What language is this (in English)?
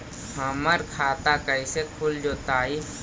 Magahi